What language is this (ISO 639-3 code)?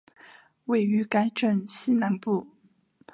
zho